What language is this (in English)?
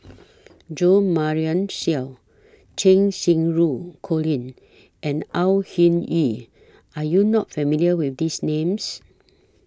English